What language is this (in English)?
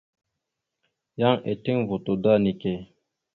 Mada (Cameroon)